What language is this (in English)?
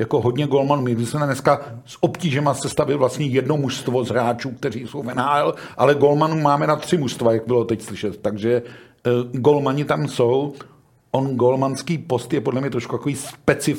Czech